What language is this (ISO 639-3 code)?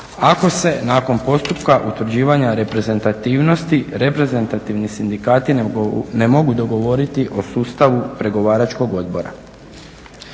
hrv